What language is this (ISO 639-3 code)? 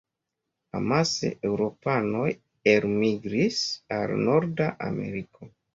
epo